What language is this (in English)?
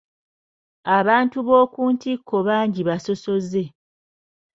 Ganda